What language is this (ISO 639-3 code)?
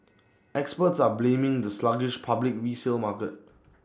eng